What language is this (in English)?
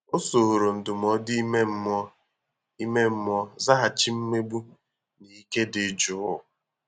Igbo